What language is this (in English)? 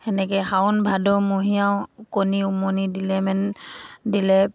Assamese